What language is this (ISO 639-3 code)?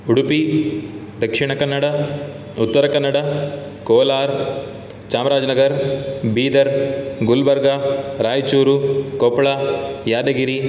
san